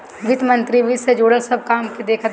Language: Bhojpuri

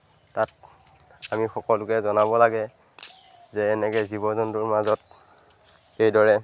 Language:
Assamese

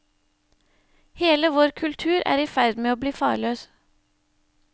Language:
Norwegian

